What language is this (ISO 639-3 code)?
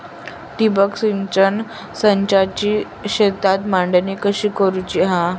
mar